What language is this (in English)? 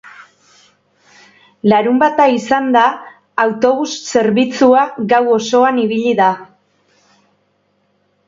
Basque